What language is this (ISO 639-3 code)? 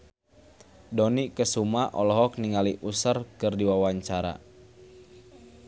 sun